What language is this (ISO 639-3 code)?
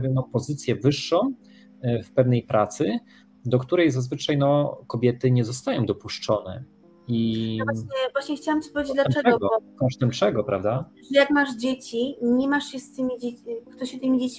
pol